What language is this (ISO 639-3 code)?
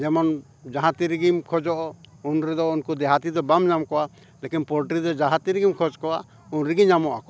sat